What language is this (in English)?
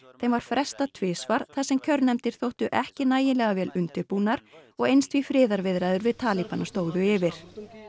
Icelandic